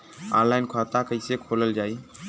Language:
Bhojpuri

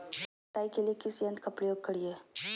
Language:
Magahi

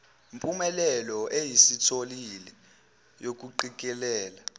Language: Zulu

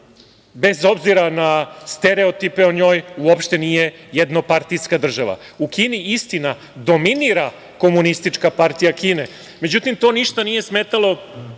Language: Serbian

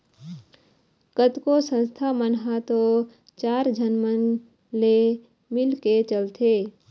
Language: Chhattisgarhi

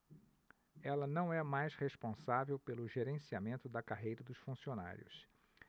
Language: Portuguese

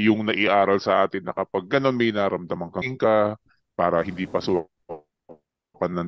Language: Filipino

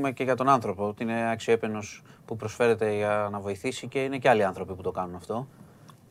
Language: Greek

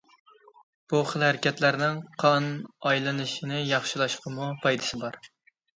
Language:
Uyghur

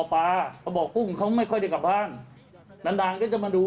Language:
Thai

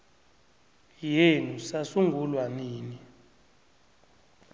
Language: South Ndebele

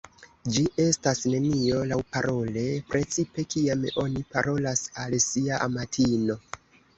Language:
Esperanto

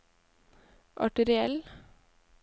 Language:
Norwegian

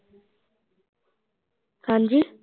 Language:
Punjabi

